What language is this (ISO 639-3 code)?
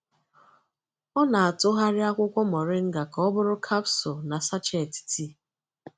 ibo